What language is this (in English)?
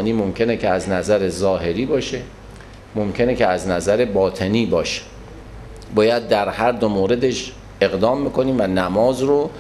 Persian